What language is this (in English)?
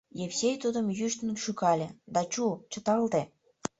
Mari